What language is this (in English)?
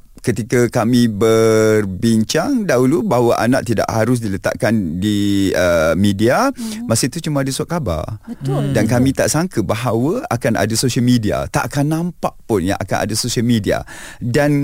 Malay